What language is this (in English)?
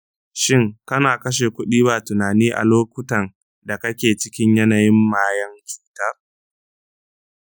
Hausa